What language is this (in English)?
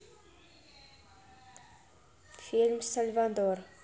Russian